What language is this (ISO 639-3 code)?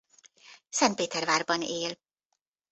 hun